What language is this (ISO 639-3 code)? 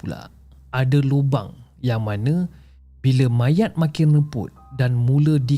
msa